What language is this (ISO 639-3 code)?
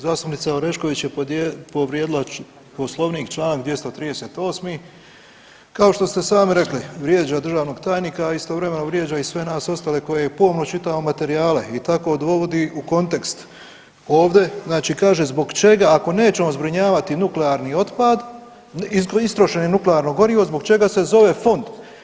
hrv